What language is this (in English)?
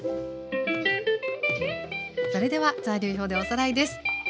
Japanese